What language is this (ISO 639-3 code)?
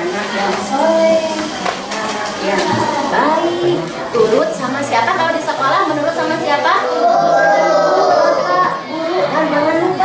ind